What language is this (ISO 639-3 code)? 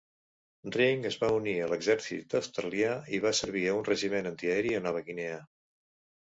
cat